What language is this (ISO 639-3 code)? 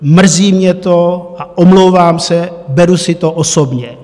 ces